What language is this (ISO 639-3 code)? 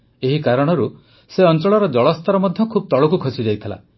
ori